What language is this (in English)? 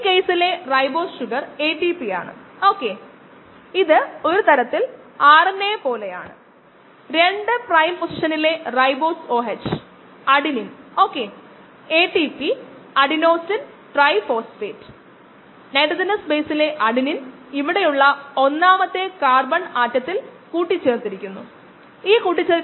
Malayalam